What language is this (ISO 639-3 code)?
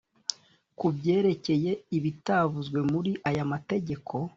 kin